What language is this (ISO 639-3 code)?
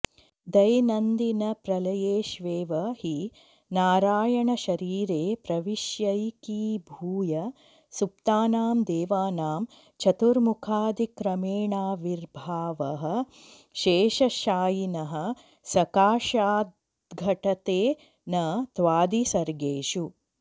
san